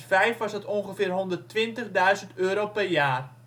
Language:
Dutch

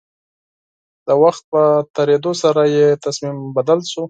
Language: Pashto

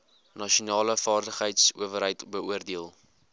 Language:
Afrikaans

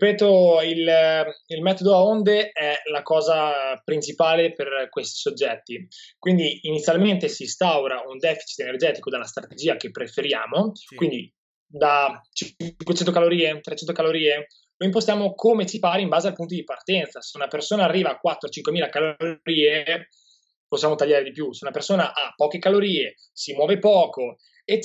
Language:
Italian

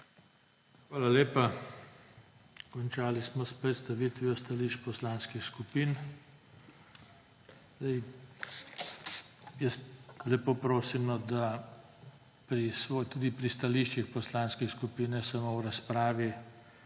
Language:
Slovenian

